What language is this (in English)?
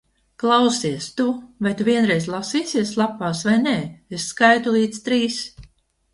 Latvian